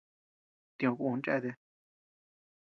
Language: Tepeuxila Cuicatec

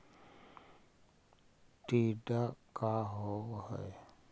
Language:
Magahi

